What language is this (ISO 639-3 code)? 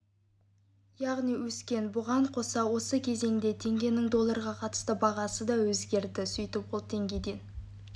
kaz